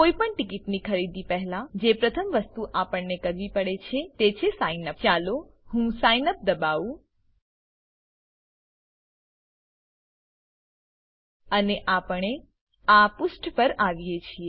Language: Gujarati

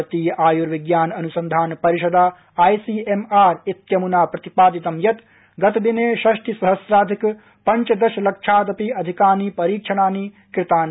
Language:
Sanskrit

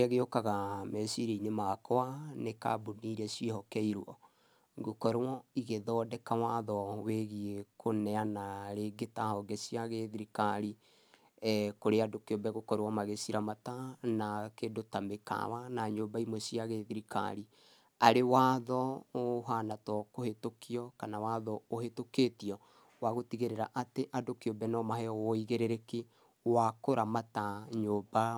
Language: Kikuyu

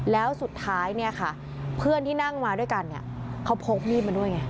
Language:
Thai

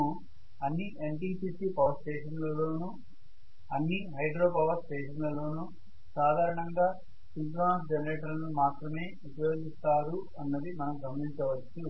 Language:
Telugu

